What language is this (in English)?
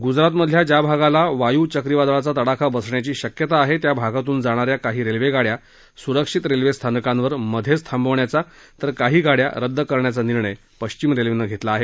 Marathi